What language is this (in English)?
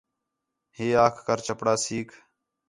Khetrani